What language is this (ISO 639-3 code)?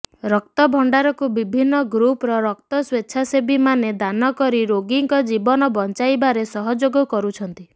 ori